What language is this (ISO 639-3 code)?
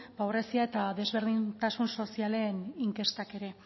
eus